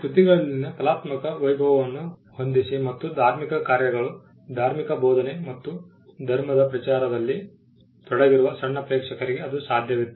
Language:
Kannada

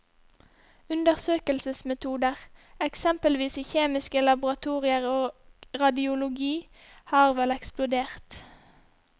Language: Norwegian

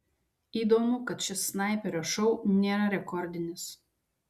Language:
Lithuanian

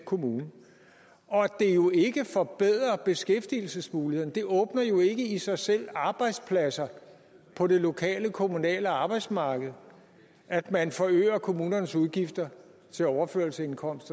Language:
Danish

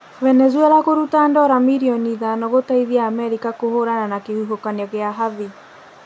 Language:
Kikuyu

